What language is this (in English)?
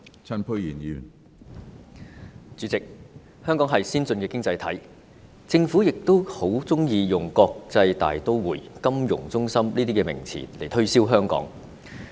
Cantonese